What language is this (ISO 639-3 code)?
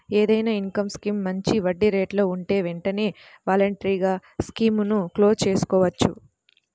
tel